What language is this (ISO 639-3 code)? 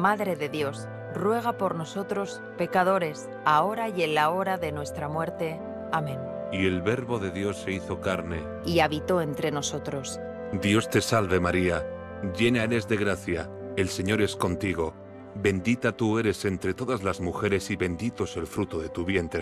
spa